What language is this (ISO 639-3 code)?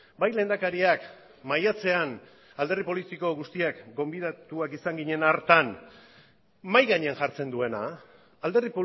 eus